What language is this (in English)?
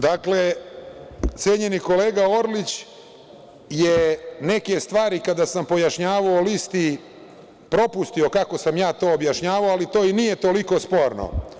Serbian